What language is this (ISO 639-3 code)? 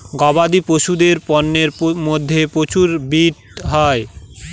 ben